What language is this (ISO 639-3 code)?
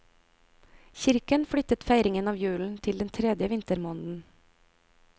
nor